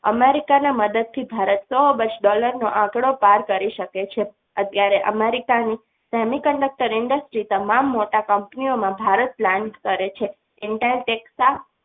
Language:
Gujarati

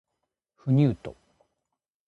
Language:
Japanese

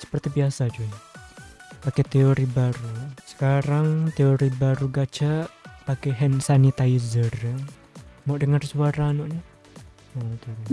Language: Indonesian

